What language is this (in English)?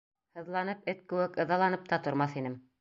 Bashkir